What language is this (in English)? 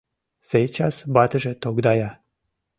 Mari